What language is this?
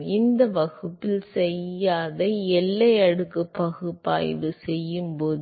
Tamil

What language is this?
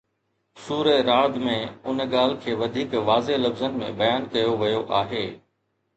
Sindhi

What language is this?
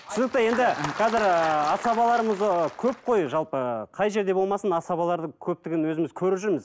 Kazakh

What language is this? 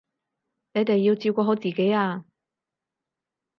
Cantonese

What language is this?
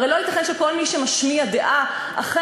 Hebrew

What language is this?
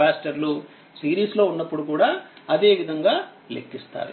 Telugu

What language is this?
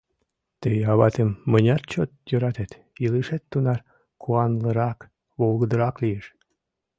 Mari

